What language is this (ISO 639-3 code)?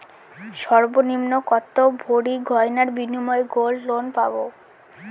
ben